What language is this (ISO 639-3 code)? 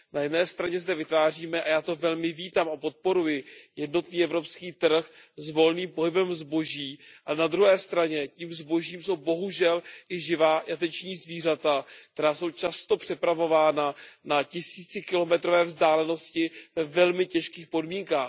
ces